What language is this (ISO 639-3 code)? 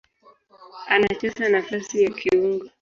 swa